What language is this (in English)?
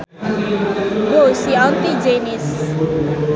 Sundanese